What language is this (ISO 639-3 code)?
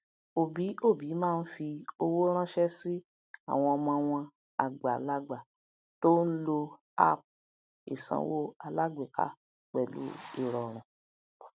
yor